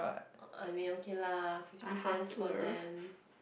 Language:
English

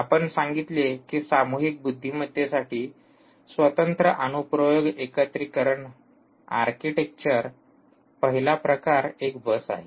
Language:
Marathi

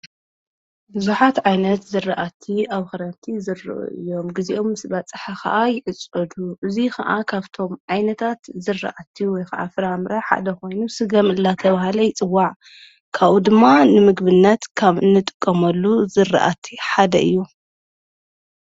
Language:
Tigrinya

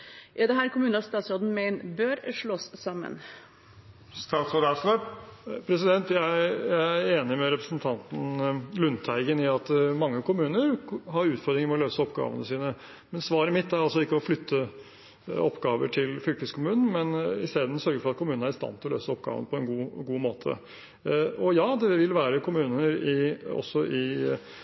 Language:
Norwegian Bokmål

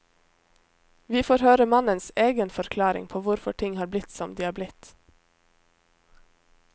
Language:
Norwegian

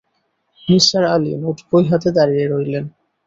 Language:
Bangla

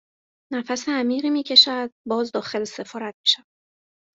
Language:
Persian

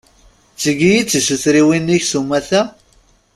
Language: Kabyle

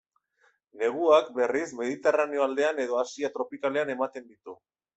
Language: Basque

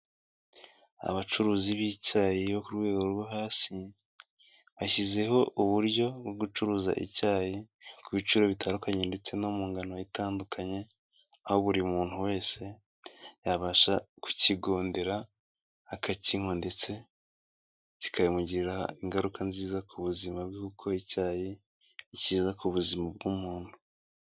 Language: Kinyarwanda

